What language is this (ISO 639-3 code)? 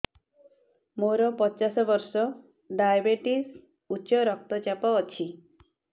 ori